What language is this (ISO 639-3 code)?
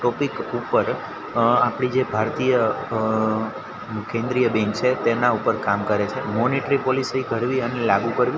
guj